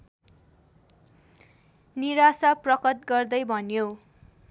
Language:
Nepali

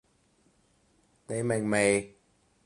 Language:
Cantonese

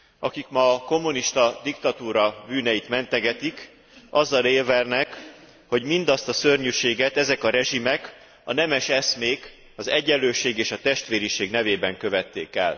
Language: Hungarian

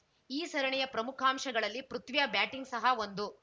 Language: Kannada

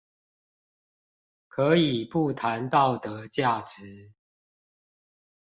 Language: Chinese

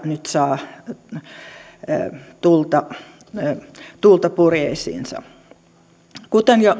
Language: Finnish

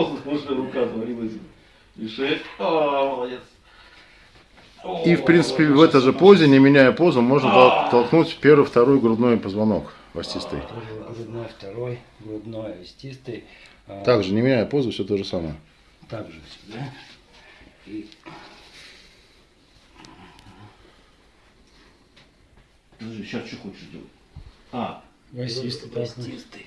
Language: Russian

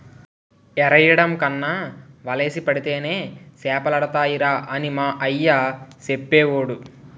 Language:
Telugu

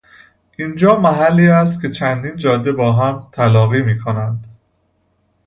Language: Persian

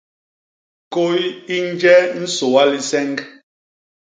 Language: Basaa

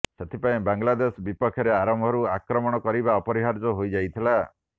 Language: Odia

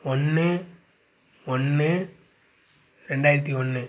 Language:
Tamil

